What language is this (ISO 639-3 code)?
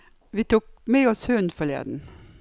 nor